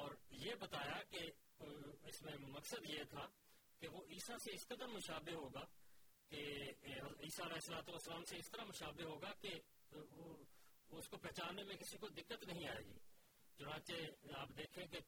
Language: Urdu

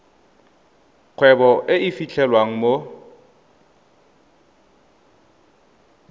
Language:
Tswana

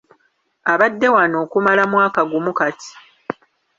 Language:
Ganda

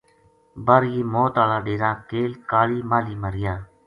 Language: Gujari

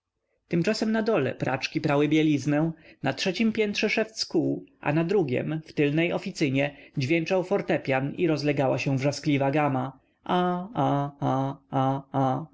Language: Polish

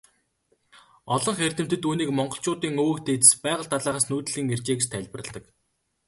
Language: Mongolian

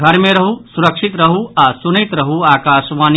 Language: Maithili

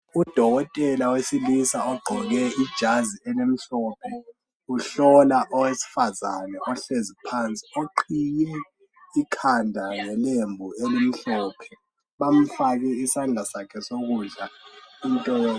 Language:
North Ndebele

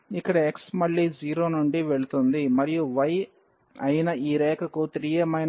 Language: Telugu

